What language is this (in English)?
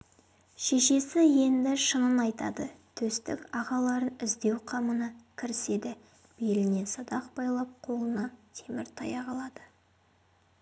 Kazakh